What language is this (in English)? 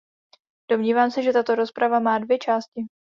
Czech